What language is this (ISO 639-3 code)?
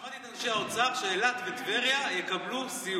heb